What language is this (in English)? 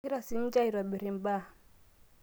Masai